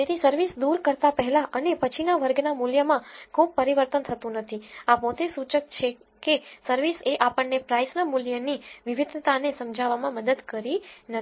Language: Gujarati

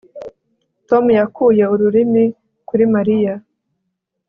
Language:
Kinyarwanda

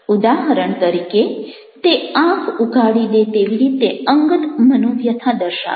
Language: Gujarati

